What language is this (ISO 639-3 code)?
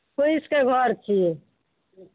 mai